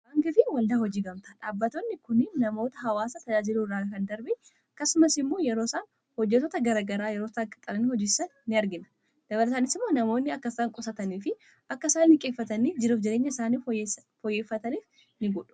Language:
Oromo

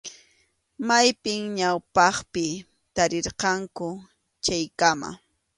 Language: Arequipa-La Unión Quechua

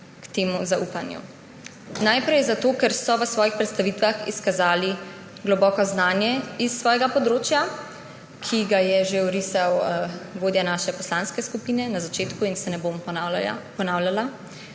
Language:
Slovenian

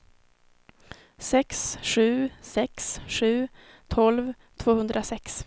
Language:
Swedish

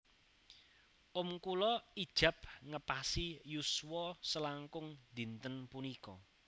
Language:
Javanese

